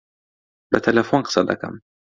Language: Central Kurdish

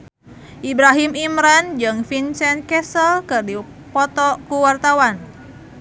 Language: Sundanese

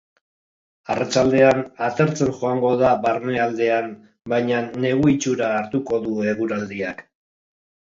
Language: Basque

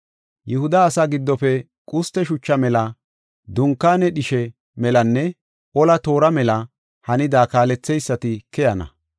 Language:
Gofa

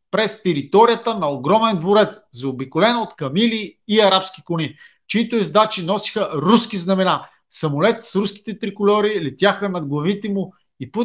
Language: Bulgarian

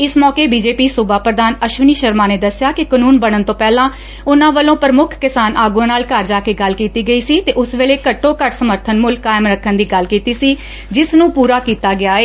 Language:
Punjabi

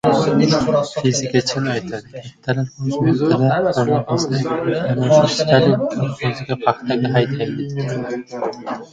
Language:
Uzbek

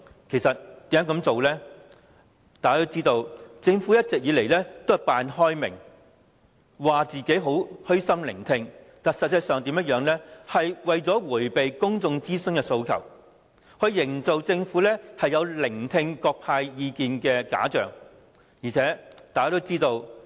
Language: Cantonese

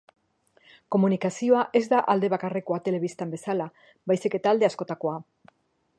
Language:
Basque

